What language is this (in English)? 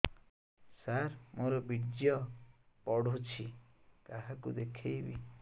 Odia